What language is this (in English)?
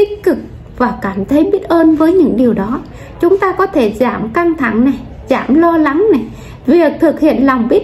Vietnamese